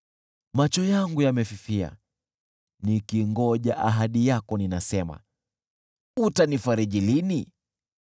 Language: Swahili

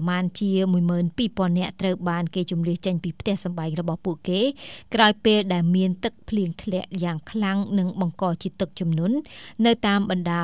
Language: Vietnamese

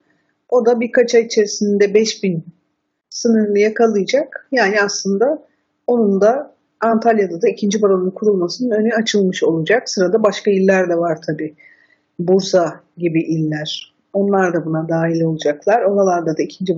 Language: Turkish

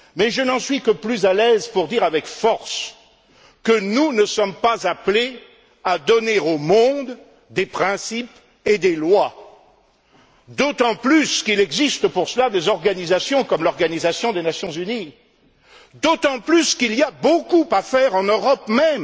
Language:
French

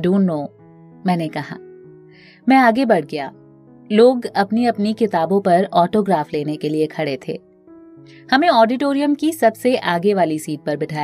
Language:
Hindi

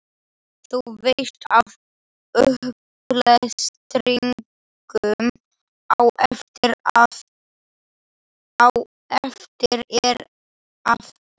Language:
Icelandic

